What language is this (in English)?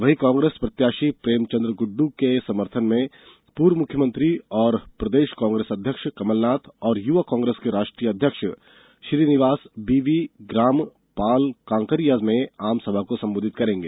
Hindi